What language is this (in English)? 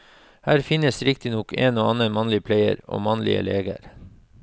Norwegian